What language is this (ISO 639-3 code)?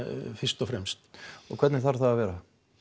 isl